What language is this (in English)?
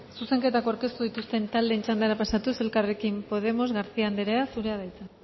Basque